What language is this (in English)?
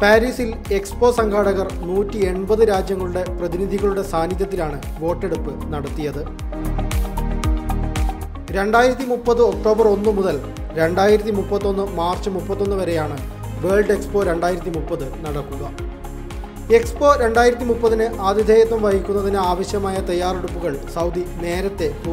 Arabic